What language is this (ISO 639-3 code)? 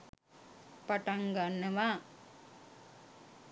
sin